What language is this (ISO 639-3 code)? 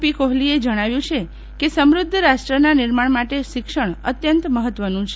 guj